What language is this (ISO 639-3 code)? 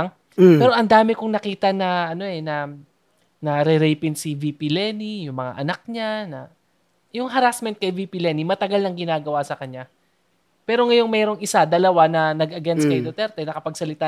fil